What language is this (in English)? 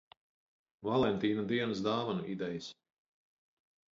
Latvian